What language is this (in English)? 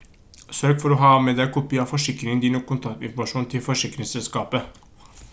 Norwegian Bokmål